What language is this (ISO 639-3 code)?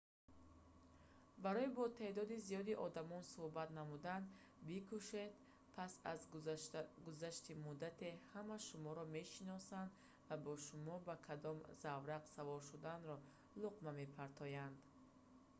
tgk